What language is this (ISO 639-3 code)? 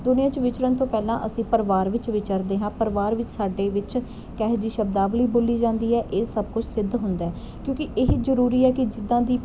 pan